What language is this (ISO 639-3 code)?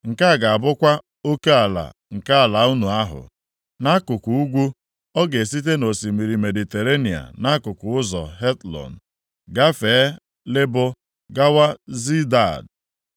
ibo